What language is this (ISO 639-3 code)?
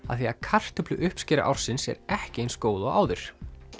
isl